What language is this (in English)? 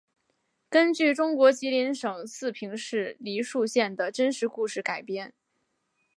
Chinese